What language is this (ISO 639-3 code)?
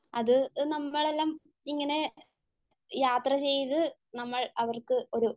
mal